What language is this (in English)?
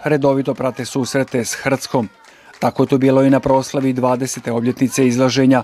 Croatian